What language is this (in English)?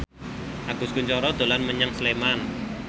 Javanese